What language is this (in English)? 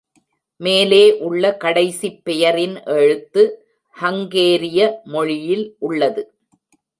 Tamil